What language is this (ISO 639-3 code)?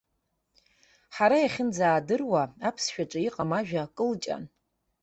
abk